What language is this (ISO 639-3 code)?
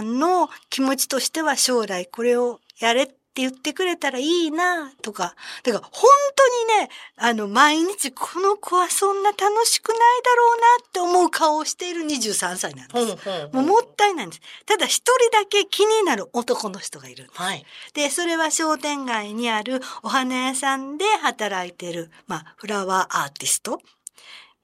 jpn